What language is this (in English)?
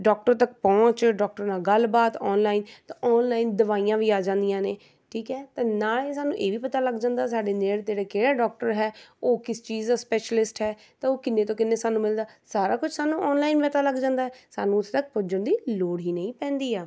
Punjabi